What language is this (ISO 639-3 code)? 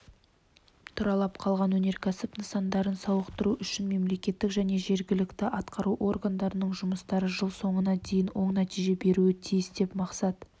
kaz